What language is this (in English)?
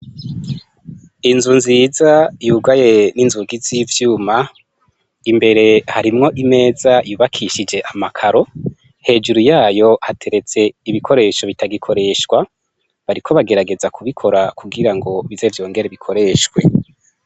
Rundi